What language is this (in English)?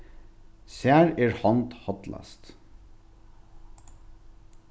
Faroese